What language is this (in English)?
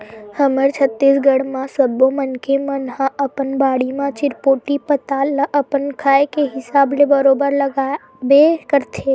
Chhattisgarhi